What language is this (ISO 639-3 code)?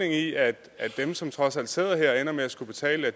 dan